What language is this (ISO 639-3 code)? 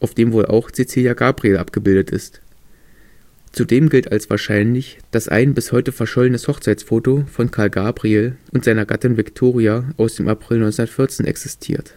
deu